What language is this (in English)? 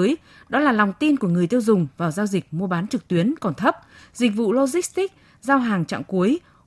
Vietnamese